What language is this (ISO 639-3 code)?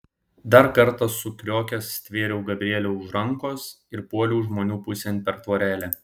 lit